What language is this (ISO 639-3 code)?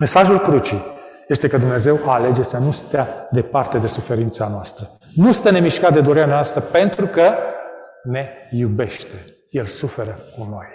ron